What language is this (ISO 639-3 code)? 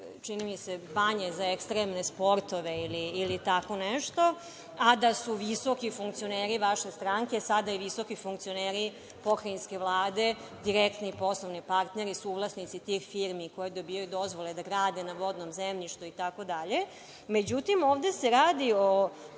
srp